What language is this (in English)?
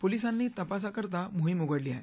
Marathi